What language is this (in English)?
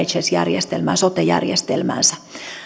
Finnish